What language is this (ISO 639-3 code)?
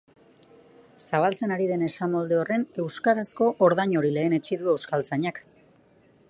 eus